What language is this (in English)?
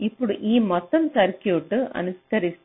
Telugu